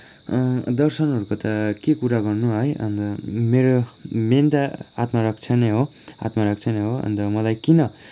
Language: Nepali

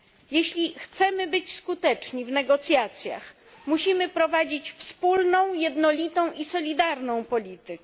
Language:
Polish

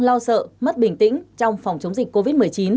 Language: Vietnamese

